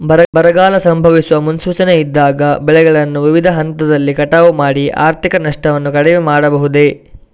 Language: Kannada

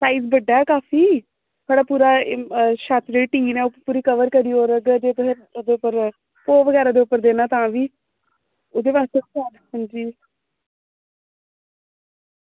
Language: Dogri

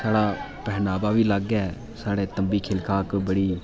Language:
Dogri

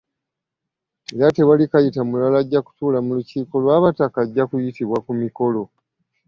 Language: Ganda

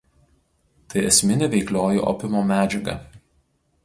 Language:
Lithuanian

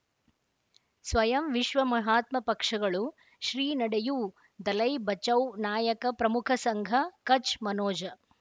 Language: Kannada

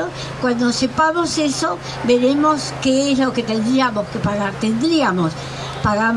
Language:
Spanish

